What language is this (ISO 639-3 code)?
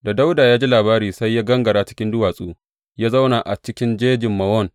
hau